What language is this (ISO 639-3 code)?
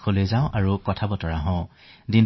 asm